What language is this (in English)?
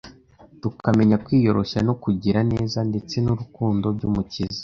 Kinyarwanda